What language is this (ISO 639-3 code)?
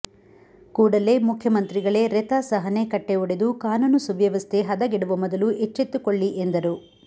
kan